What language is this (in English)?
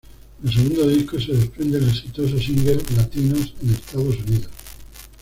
Spanish